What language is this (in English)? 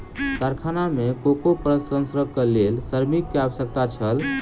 Maithili